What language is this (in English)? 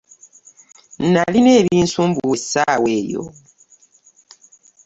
Ganda